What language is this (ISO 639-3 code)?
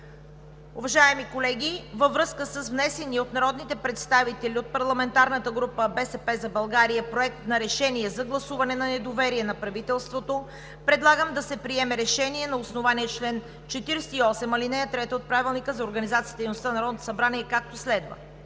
bul